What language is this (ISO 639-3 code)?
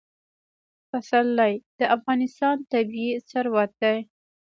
pus